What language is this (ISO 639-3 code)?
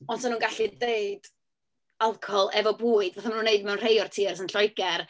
cym